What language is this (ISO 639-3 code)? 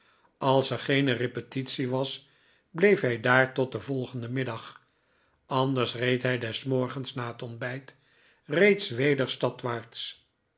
nld